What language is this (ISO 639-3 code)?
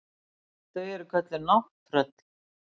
isl